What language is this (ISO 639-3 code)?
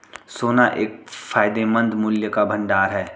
hin